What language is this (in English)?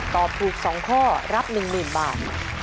Thai